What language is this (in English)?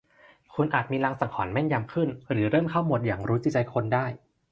Thai